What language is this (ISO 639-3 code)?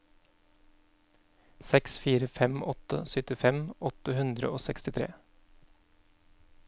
nor